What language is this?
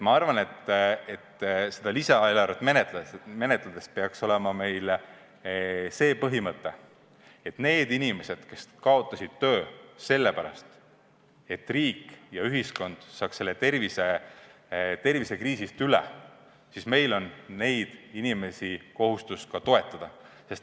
Estonian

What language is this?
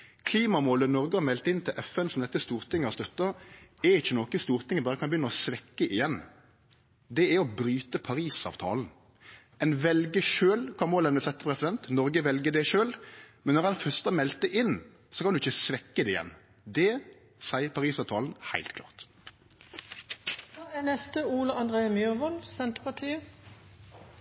Norwegian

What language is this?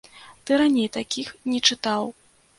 Belarusian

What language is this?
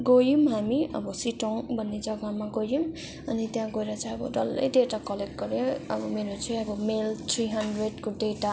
Nepali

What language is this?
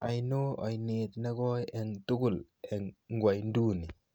Kalenjin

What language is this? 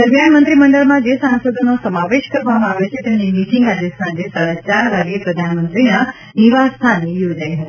Gujarati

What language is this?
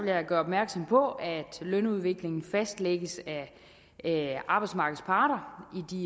Danish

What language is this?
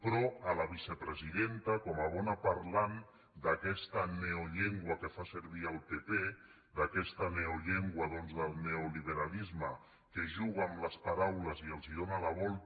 Catalan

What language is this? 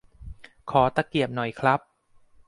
Thai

